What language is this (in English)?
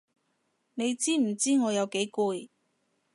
Cantonese